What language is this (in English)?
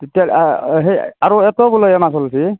Assamese